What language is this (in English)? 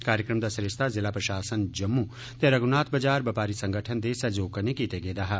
Dogri